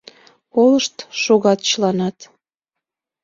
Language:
Mari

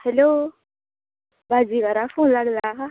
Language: Konkani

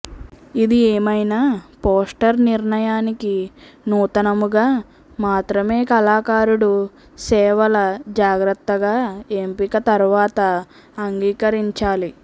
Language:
Telugu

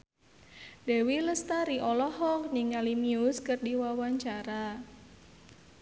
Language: Sundanese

